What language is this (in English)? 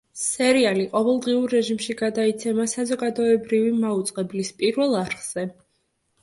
Georgian